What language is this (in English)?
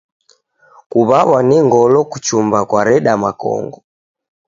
Taita